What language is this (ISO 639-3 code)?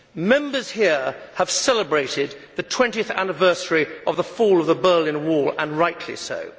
eng